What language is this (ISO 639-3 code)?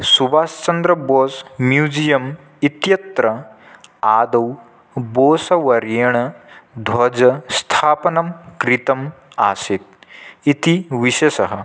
san